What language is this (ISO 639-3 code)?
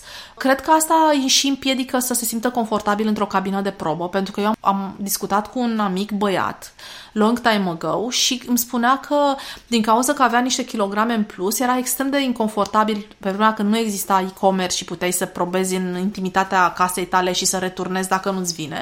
ron